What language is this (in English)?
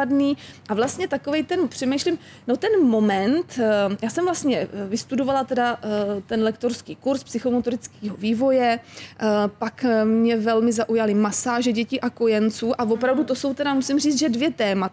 Czech